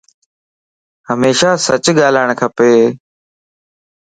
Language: Lasi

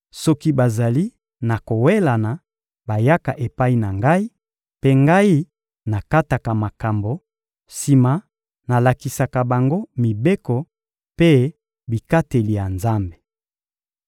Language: Lingala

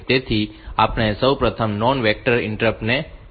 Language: Gujarati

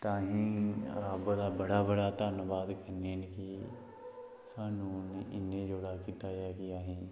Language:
Dogri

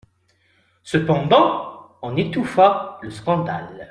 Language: French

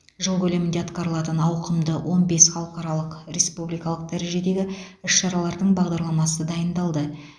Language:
Kazakh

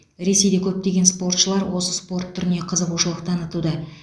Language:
Kazakh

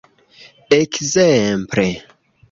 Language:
Esperanto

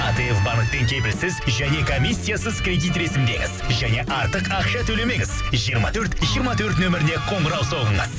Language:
Kazakh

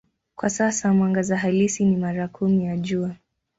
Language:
Swahili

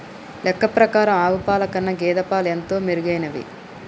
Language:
Telugu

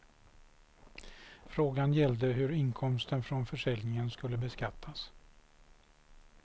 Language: Swedish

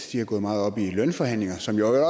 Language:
Danish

